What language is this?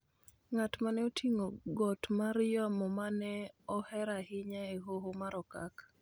Luo (Kenya and Tanzania)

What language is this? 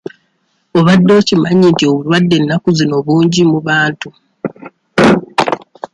Ganda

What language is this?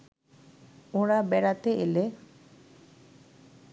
Bangla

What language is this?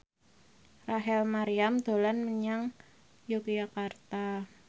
Javanese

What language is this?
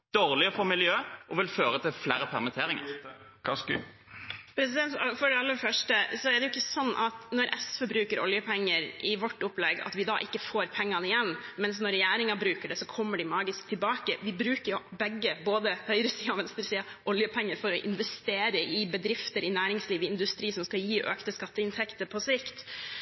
Norwegian Bokmål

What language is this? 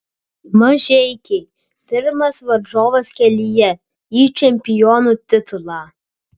Lithuanian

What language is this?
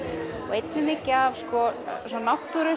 Icelandic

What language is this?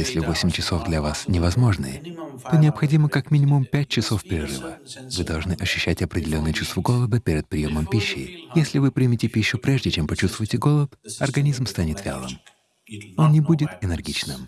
Russian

